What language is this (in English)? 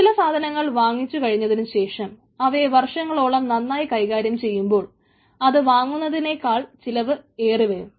Malayalam